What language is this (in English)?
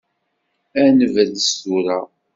Kabyle